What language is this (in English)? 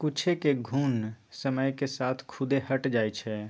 Magahi